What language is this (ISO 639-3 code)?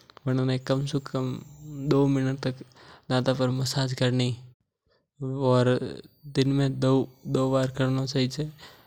mtr